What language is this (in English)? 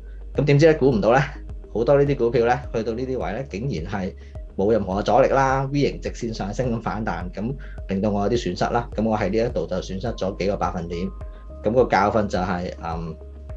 Chinese